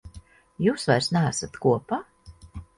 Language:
Latvian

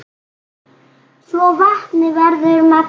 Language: Icelandic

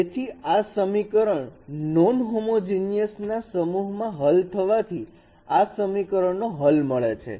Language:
Gujarati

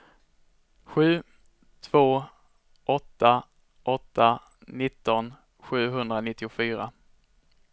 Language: Swedish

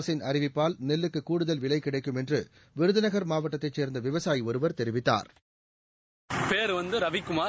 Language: Tamil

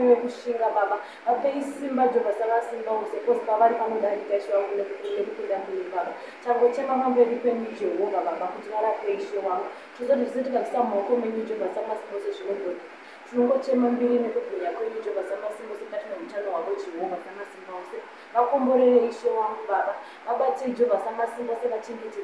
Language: Indonesian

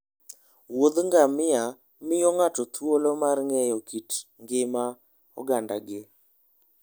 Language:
Luo (Kenya and Tanzania)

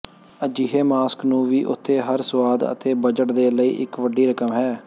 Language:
Punjabi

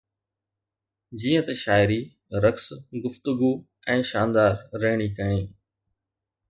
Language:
Sindhi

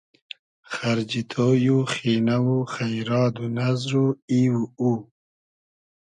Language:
Hazaragi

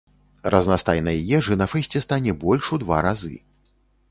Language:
Belarusian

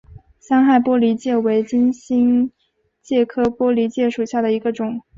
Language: Chinese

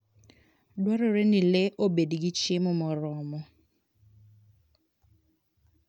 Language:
Luo (Kenya and Tanzania)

